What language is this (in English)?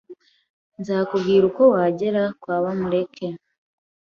Kinyarwanda